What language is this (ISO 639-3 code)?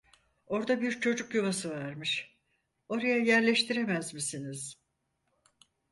tur